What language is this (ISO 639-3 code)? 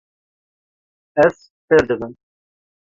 kur